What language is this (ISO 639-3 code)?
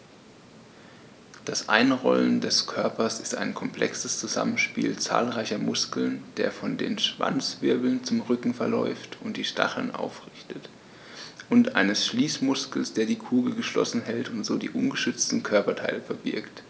deu